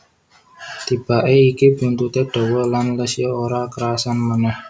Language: Javanese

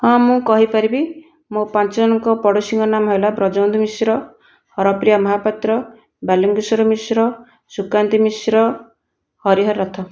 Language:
Odia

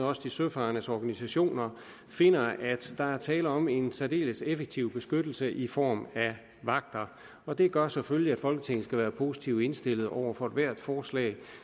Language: Danish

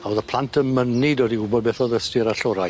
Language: Welsh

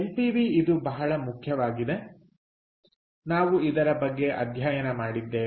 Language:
Kannada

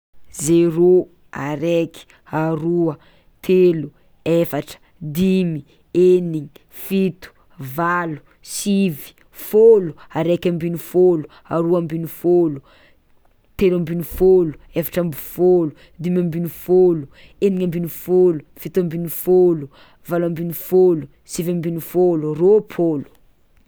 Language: Tsimihety Malagasy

